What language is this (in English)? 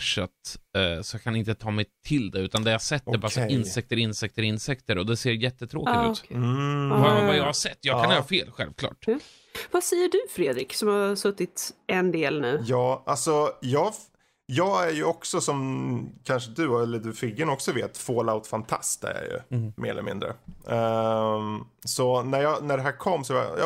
Swedish